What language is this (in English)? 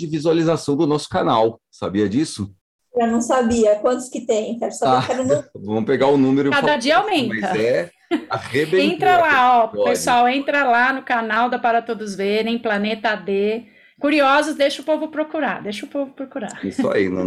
Portuguese